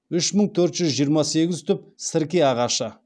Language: Kazakh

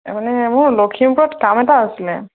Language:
Assamese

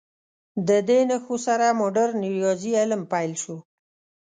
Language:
Pashto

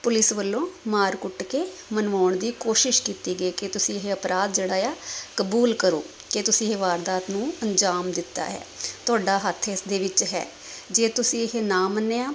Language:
Punjabi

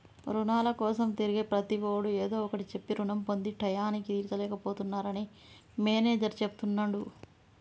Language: Telugu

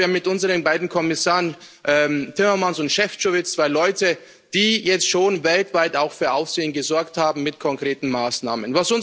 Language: German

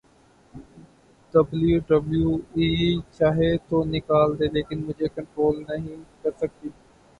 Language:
Urdu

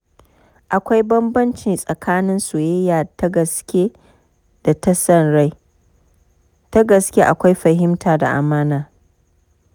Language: Hausa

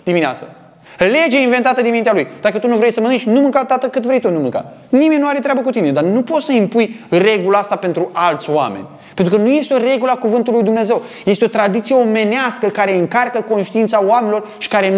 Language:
Romanian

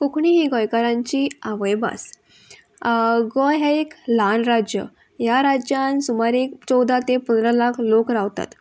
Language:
Konkani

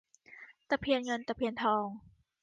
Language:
Thai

